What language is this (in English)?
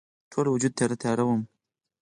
Pashto